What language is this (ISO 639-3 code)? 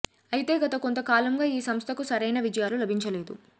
tel